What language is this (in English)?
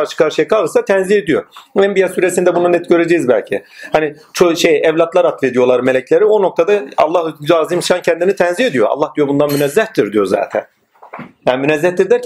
Turkish